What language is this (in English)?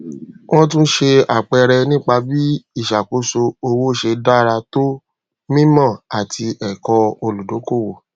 Yoruba